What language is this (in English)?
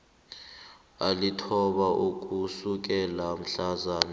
South Ndebele